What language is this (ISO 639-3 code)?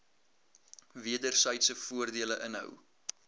afr